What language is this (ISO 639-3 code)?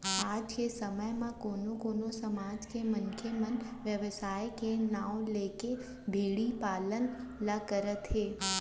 hne